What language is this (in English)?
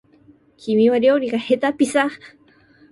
Japanese